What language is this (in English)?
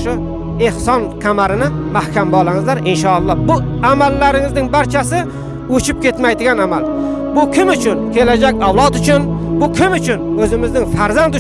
Turkish